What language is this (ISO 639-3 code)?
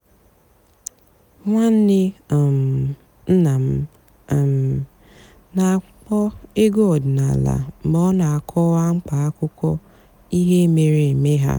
ibo